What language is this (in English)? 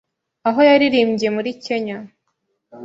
Kinyarwanda